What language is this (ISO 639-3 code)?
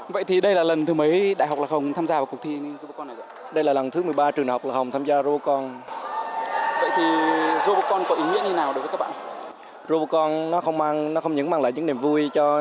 vie